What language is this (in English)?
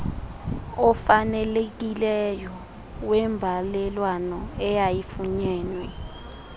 Xhosa